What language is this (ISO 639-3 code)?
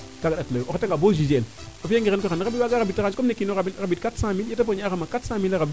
srr